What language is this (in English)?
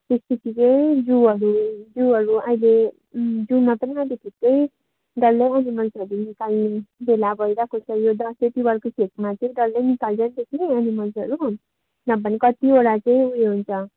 Nepali